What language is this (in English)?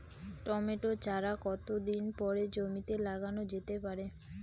Bangla